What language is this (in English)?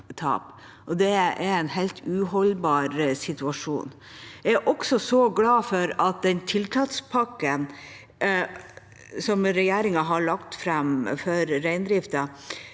Norwegian